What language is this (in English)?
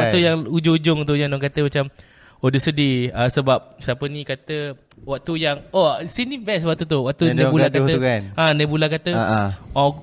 Malay